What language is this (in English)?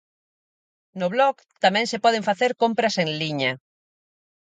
Galician